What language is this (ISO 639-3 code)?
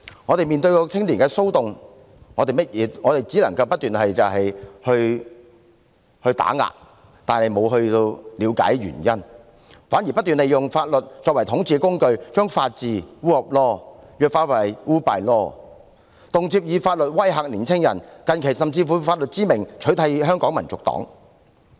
yue